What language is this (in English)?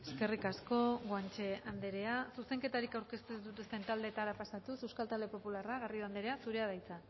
Basque